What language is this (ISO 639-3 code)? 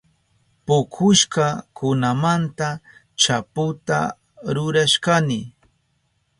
qup